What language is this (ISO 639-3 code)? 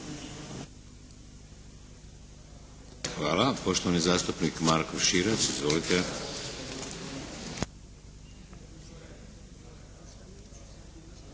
hrv